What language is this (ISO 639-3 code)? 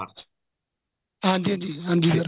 pan